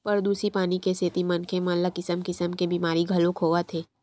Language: Chhattisgarhi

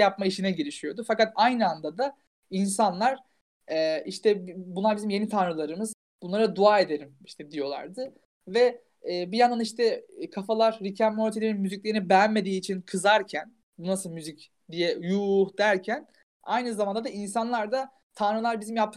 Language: Turkish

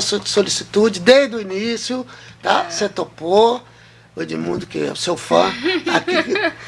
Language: Portuguese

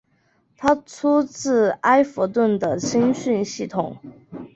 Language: Chinese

